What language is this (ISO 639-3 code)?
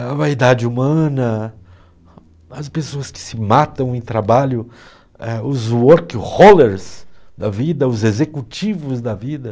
por